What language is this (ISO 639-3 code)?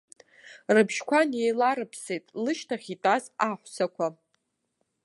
abk